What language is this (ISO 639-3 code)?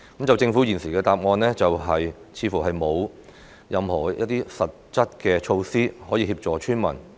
yue